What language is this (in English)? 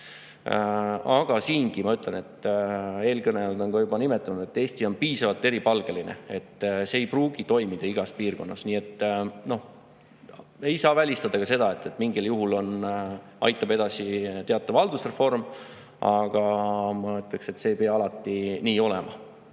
Estonian